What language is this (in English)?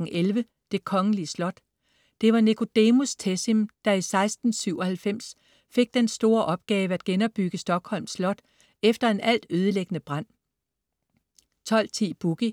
Danish